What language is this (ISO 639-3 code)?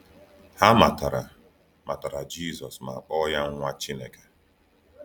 ibo